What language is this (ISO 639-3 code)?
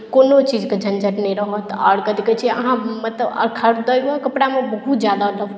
mai